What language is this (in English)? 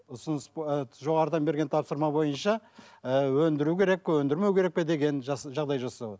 Kazakh